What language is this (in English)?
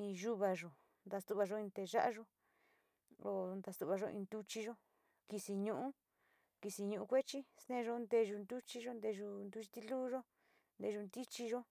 Sinicahua Mixtec